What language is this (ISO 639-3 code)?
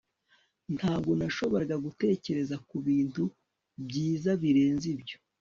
kin